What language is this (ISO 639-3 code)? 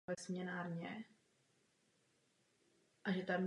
ces